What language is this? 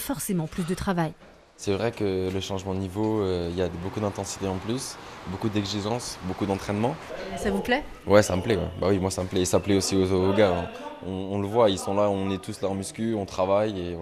French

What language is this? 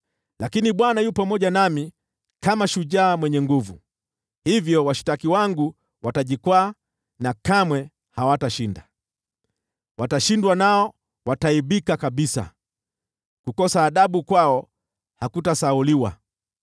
Swahili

